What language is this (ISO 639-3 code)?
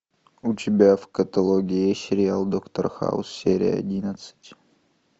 rus